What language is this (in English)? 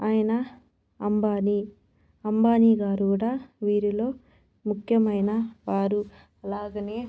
Telugu